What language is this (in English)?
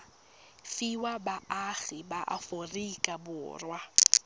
Tswana